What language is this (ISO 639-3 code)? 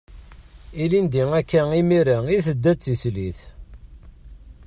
kab